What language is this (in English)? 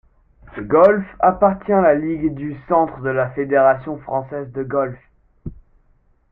French